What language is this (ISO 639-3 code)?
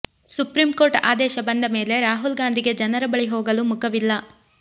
kan